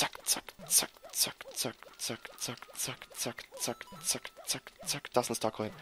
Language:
German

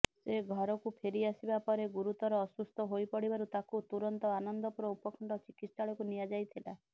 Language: Odia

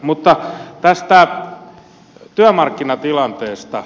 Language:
Finnish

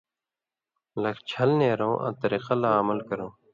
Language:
Indus Kohistani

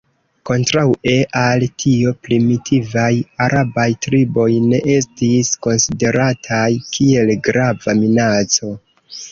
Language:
Esperanto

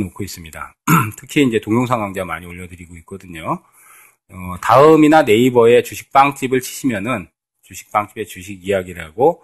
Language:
Korean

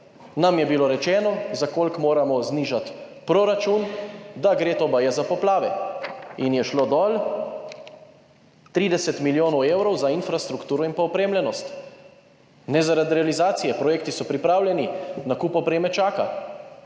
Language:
Slovenian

